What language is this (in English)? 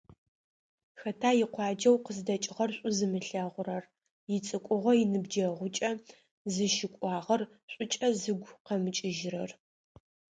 Adyghe